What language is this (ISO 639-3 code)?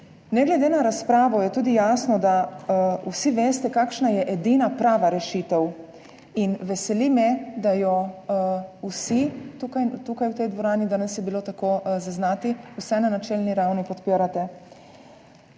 slv